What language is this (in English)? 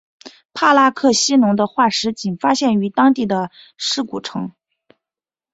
Chinese